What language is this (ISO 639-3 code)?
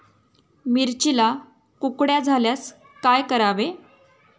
mar